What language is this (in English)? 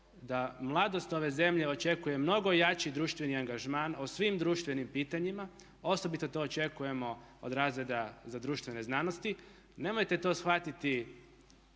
Croatian